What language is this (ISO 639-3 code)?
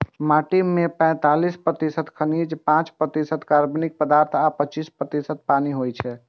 mai